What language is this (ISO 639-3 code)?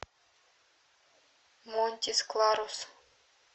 rus